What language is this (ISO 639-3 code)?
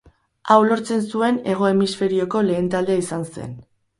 eus